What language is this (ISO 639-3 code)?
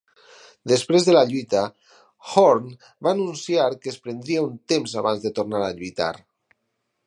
cat